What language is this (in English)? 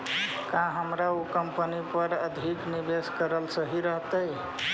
Magahi